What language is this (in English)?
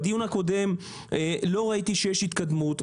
Hebrew